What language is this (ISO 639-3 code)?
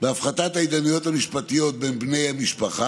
heb